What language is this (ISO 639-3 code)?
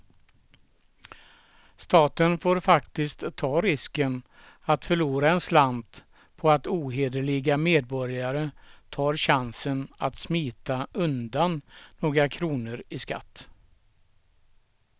swe